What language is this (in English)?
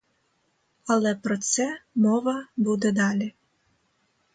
Ukrainian